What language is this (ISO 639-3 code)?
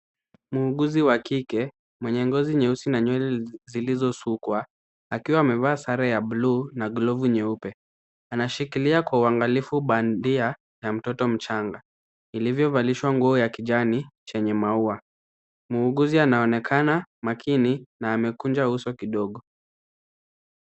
swa